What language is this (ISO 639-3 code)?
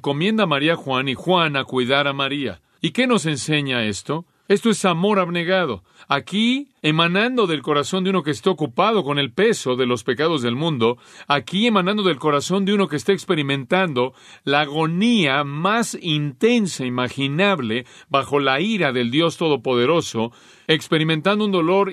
spa